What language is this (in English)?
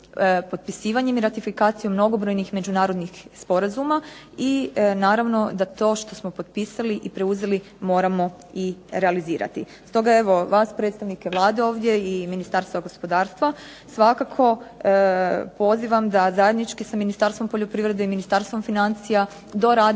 Croatian